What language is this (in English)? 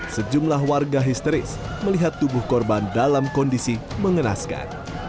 Indonesian